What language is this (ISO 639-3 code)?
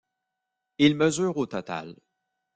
fra